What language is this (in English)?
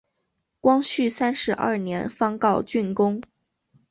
Chinese